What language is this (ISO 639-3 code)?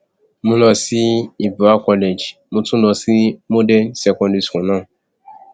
yor